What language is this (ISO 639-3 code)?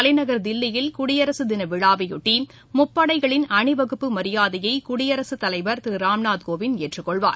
tam